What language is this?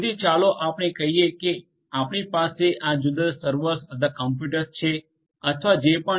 Gujarati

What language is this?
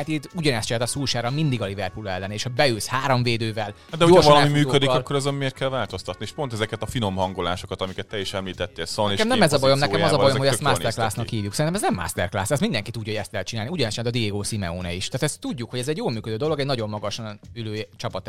Hungarian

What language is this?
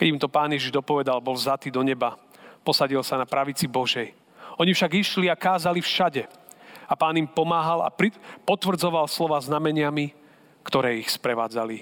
Slovak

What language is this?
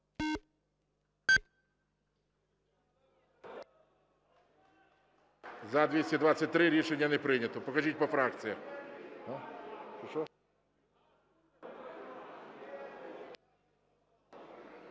Ukrainian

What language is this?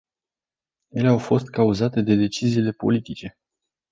Romanian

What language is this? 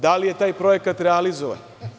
Serbian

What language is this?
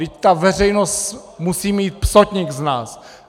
Czech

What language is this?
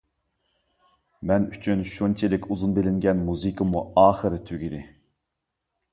Uyghur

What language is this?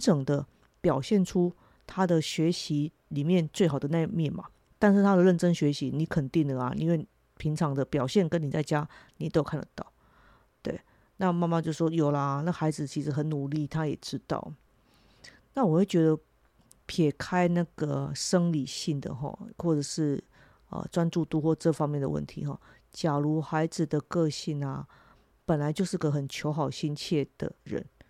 Chinese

